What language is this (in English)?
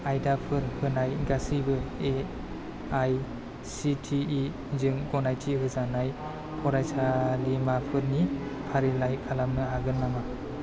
Bodo